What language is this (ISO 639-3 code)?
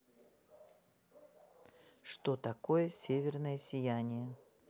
rus